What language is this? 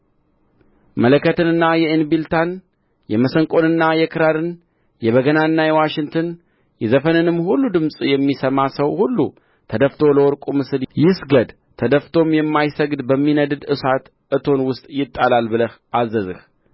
Amharic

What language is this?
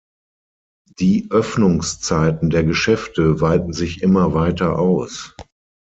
German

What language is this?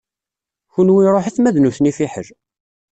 Kabyle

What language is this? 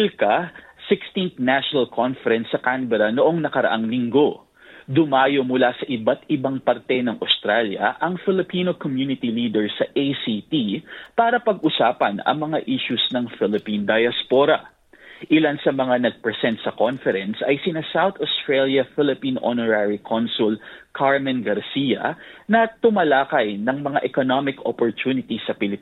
Filipino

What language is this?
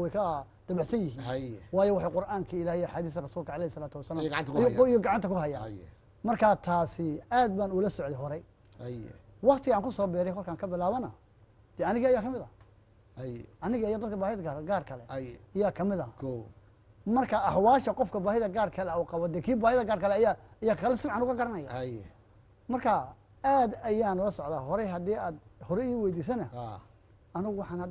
Arabic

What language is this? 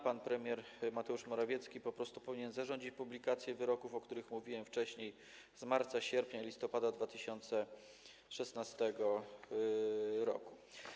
Polish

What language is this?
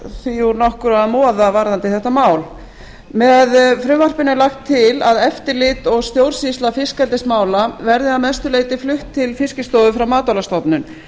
Icelandic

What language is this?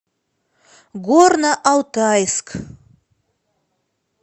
Russian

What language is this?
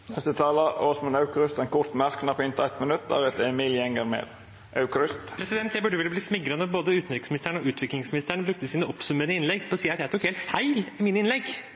Norwegian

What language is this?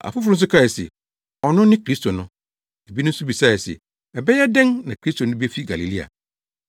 Akan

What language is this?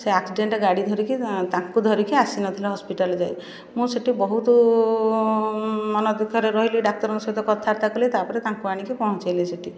Odia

